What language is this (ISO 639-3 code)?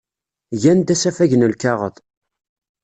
kab